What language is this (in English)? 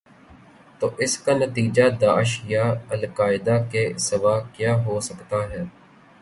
Urdu